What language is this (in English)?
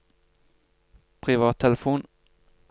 Norwegian